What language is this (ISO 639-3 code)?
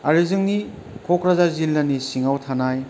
brx